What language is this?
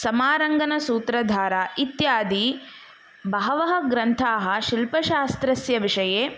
Sanskrit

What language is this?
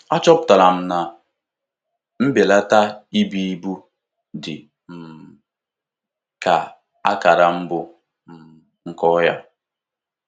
Igbo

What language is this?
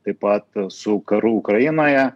Lithuanian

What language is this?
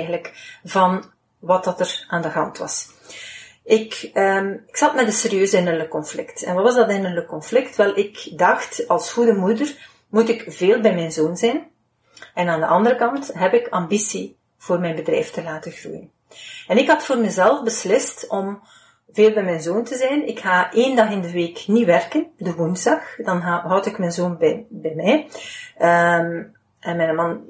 Dutch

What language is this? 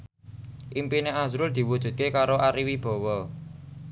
Javanese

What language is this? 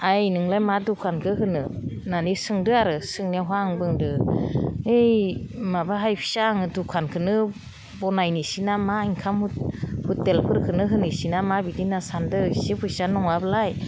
Bodo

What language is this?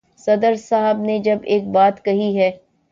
Urdu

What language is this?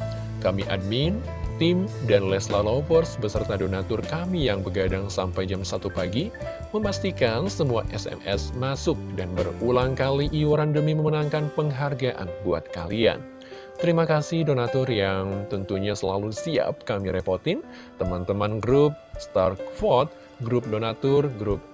Indonesian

